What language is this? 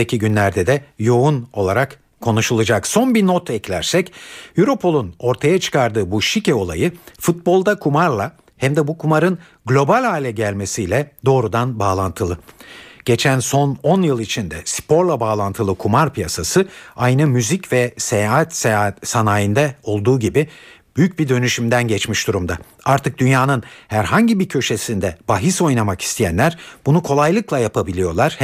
Turkish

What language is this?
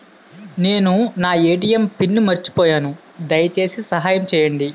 Telugu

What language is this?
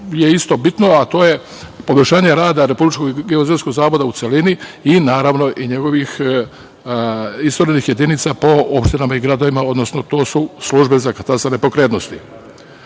Serbian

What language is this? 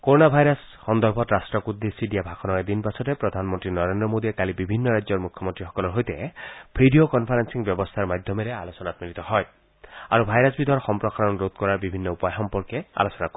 Assamese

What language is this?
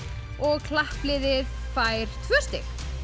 Icelandic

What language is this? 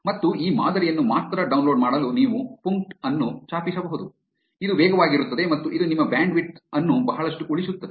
Kannada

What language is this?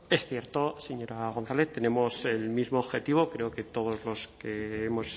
Spanish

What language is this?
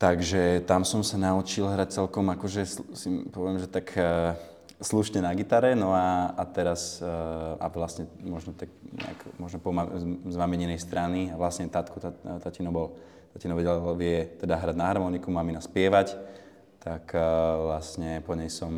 Slovak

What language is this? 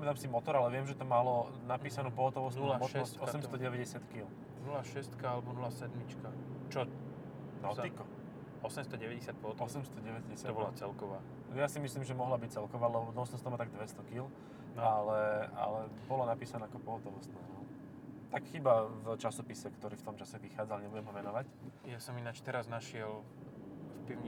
Slovak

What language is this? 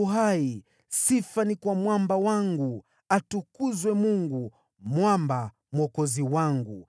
Swahili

